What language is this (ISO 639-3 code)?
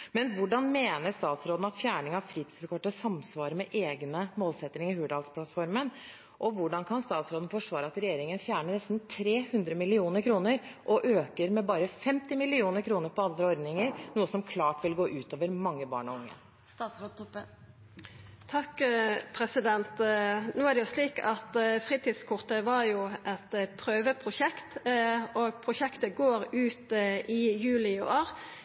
nor